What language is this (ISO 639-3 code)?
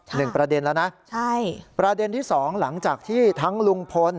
tha